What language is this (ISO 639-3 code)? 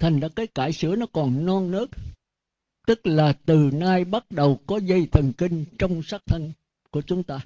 vie